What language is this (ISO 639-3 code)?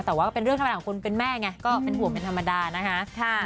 tha